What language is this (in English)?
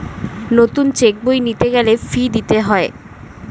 Bangla